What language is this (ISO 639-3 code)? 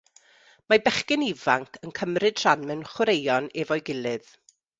cym